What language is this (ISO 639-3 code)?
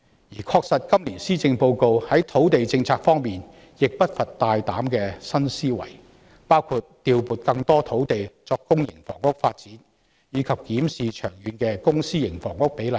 yue